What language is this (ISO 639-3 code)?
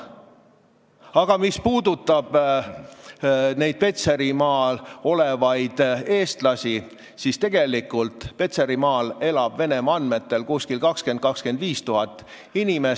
est